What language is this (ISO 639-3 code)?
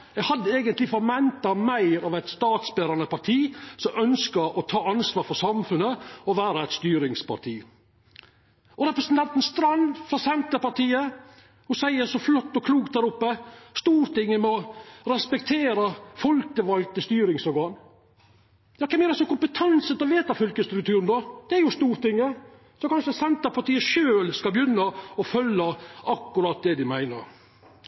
nno